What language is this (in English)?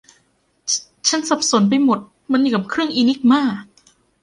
Thai